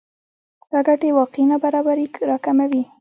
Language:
Pashto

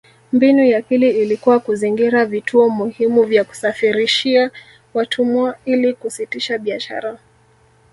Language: Swahili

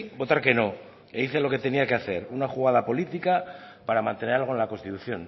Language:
Spanish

